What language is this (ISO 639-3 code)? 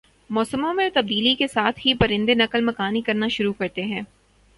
urd